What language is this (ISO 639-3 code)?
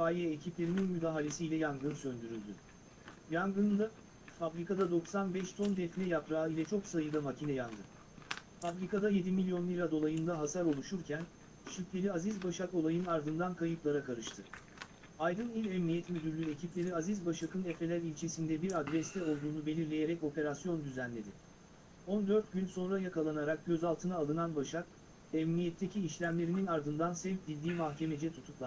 tur